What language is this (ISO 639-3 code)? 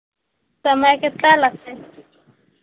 mai